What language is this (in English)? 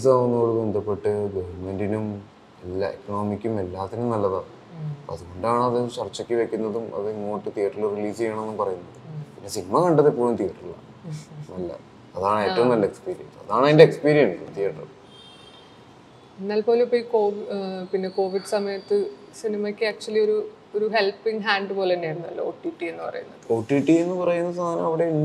Malayalam